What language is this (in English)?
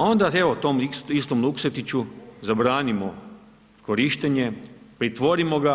Croatian